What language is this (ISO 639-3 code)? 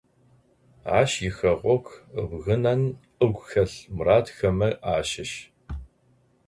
ady